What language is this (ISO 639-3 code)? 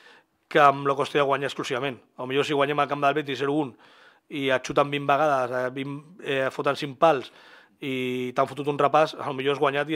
spa